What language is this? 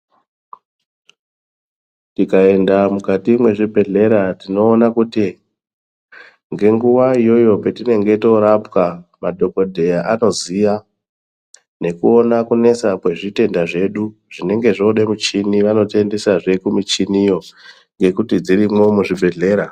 Ndau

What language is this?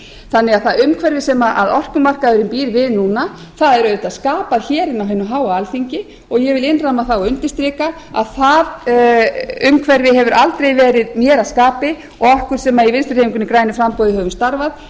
Icelandic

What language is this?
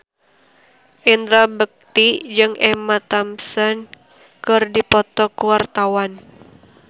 Sundanese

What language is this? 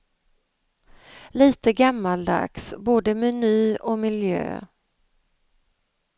Swedish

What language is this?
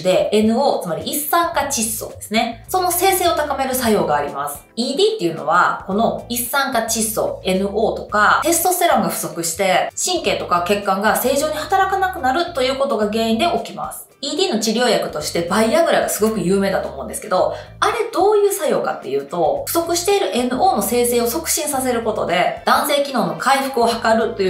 Japanese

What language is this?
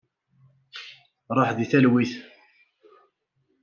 Kabyle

